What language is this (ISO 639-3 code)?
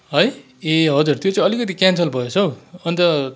nep